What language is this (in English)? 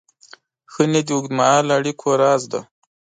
Pashto